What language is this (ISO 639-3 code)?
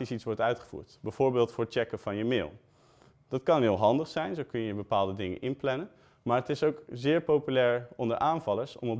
nld